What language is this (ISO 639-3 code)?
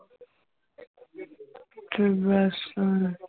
pan